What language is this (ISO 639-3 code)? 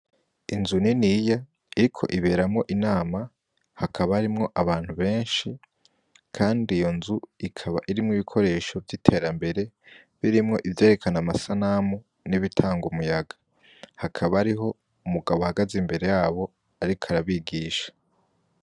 run